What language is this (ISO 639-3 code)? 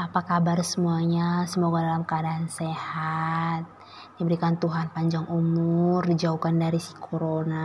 ind